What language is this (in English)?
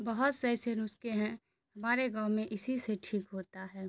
Urdu